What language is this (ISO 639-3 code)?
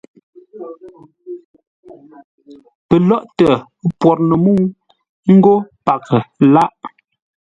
nla